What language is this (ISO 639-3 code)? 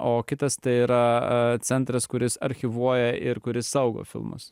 lit